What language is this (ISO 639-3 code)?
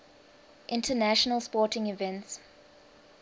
eng